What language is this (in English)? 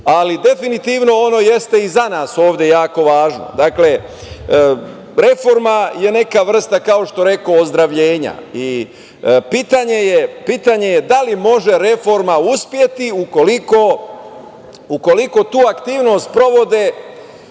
Serbian